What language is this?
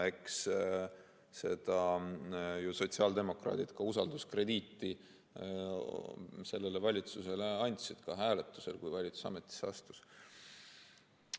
Estonian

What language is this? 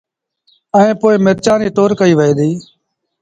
Sindhi Bhil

